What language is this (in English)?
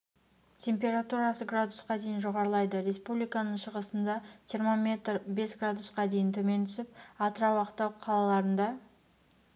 Kazakh